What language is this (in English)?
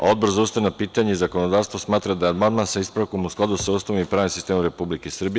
Serbian